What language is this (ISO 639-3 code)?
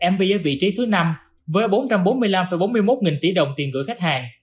vie